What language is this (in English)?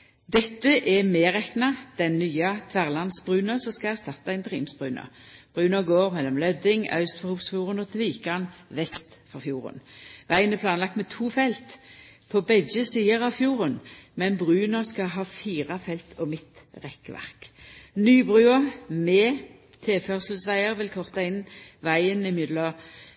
Norwegian Nynorsk